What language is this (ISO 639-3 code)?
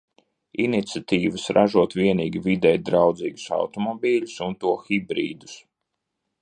lav